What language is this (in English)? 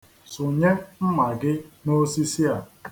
Igbo